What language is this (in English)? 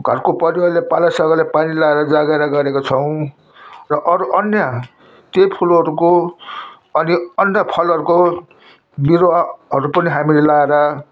Nepali